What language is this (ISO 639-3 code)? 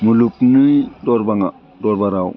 brx